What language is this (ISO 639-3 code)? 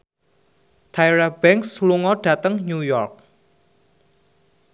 jav